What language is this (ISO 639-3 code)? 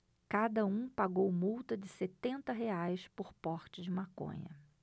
por